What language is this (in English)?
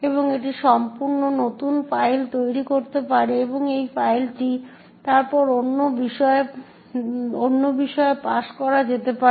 Bangla